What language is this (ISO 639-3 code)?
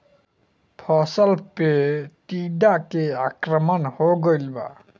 bho